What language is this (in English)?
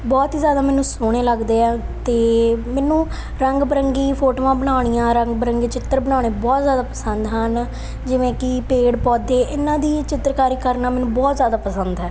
Punjabi